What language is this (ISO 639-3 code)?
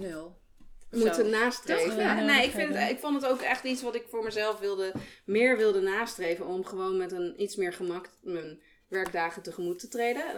nld